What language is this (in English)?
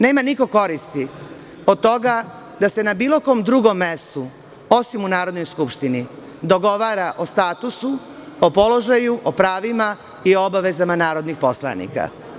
Serbian